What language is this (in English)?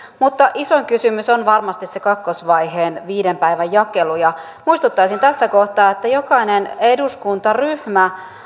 Finnish